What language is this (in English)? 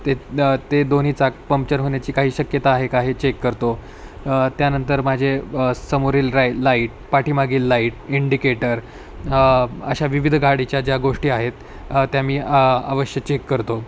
Marathi